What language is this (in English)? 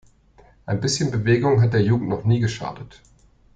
German